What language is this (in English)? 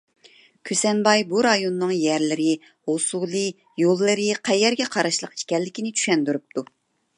Uyghur